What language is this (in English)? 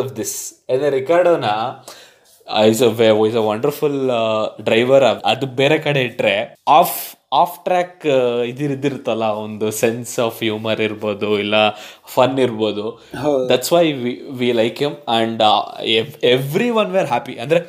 Kannada